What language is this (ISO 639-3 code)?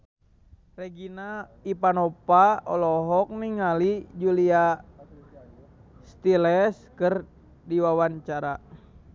sun